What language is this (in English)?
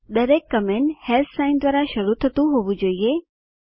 Gujarati